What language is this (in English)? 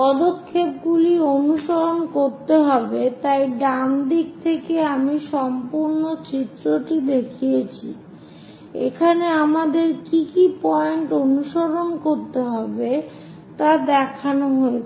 Bangla